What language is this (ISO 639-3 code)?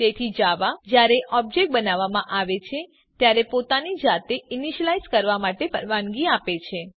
guj